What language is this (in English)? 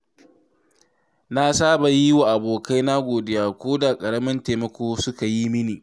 Hausa